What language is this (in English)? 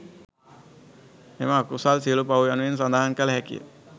Sinhala